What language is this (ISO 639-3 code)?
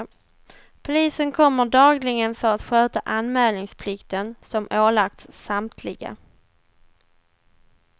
swe